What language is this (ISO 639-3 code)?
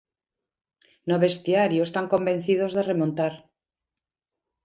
glg